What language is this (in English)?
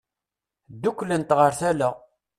Kabyle